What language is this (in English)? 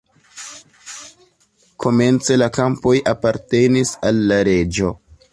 Esperanto